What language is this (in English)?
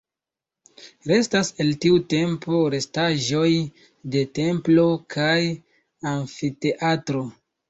Esperanto